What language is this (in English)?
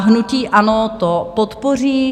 Czech